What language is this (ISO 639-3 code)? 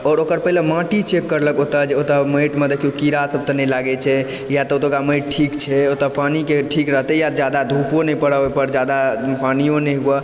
mai